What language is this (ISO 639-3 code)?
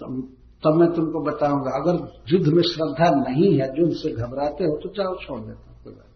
hin